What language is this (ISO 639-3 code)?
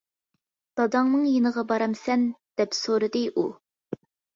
uig